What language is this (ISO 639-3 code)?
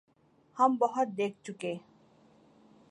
urd